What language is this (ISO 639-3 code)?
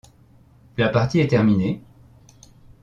fra